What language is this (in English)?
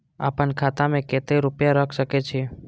Maithili